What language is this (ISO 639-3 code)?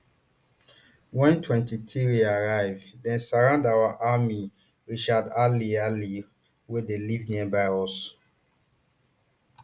pcm